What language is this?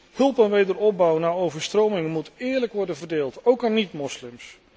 Dutch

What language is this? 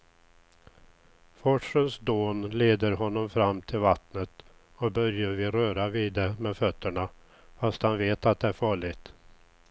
Swedish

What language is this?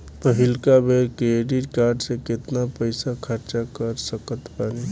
Bhojpuri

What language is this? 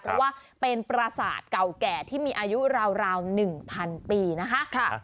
Thai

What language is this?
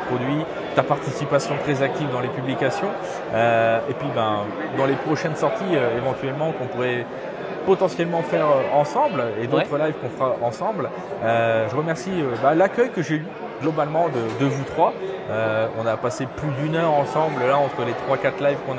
French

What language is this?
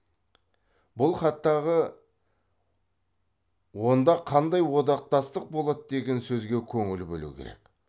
Kazakh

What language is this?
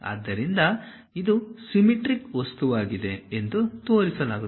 Kannada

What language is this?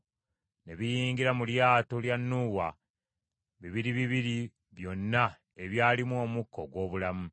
Ganda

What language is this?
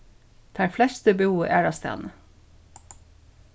Faroese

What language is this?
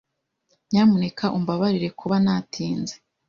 Kinyarwanda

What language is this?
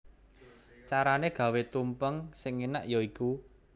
Javanese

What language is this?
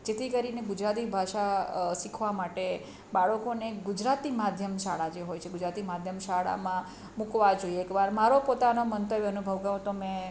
Gujarati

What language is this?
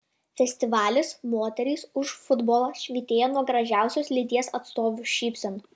Lithuanian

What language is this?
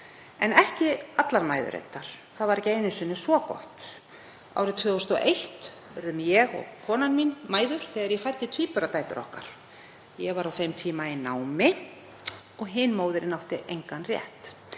Icelandic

